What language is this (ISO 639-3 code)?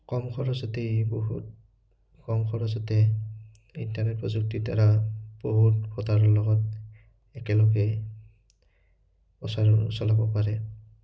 asm